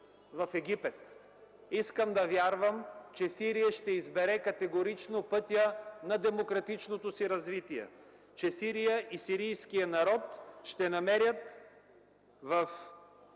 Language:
Bulgarian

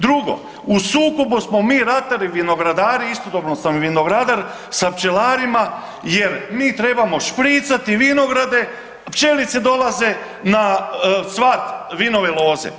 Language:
Croatian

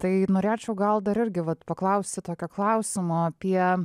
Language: Lithuanian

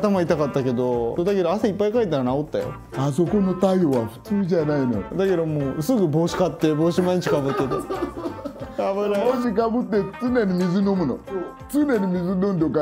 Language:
Japanese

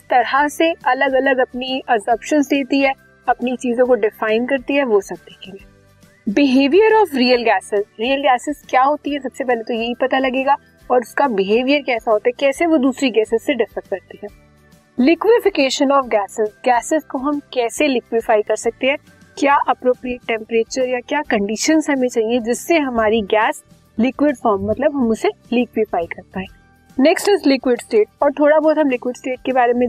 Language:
Hindi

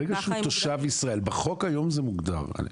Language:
Hebrew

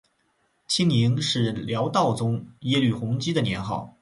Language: Chinese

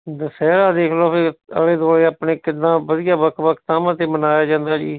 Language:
Punjabi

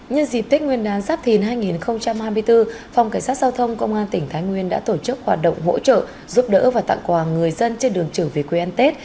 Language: Vietnamese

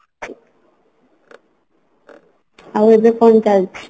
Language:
Odia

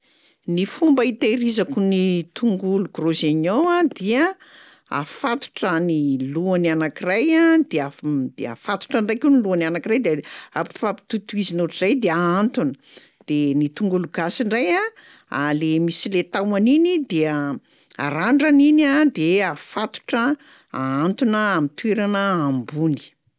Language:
Malagasy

